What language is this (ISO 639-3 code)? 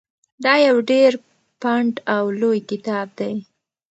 pus